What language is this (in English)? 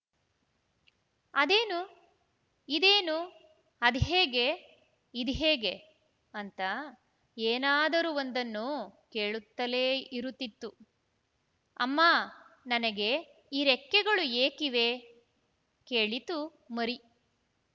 Kannada